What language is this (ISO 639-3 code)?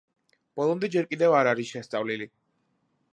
kat